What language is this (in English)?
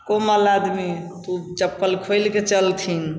Maithili